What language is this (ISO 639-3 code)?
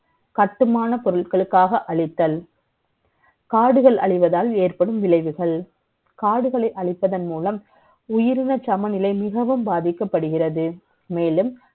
tam